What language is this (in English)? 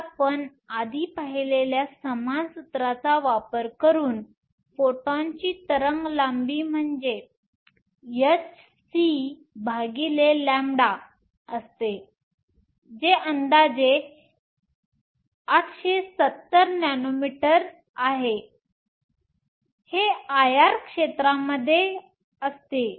Marathi